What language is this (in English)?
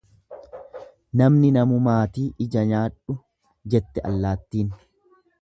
Oromo